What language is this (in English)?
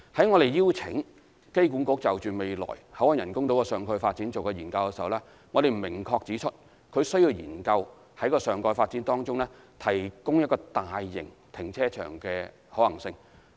Cantonese